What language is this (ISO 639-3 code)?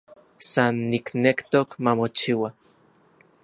ncx